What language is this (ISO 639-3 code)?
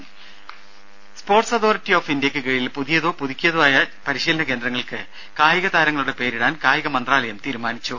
mal